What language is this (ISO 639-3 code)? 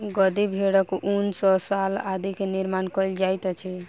mai